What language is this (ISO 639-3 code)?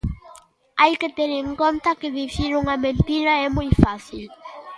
glg